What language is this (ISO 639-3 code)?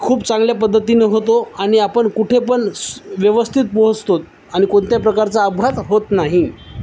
mar